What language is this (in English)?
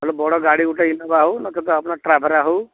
Odia